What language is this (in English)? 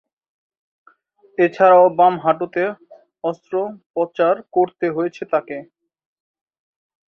Bangla